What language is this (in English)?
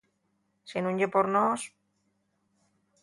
Asturian